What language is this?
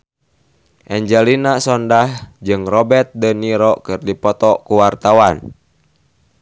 Sundanese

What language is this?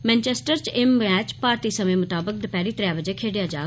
Dogri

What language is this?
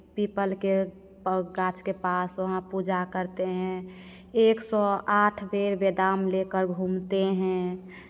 Hindi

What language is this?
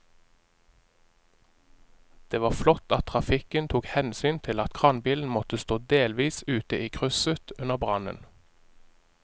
Norwegian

